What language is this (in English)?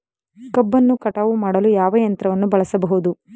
Kannada